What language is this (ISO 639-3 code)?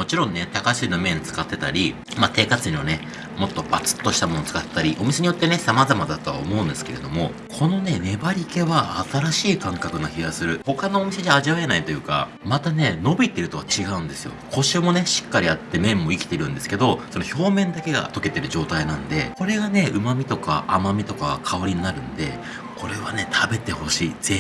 jpn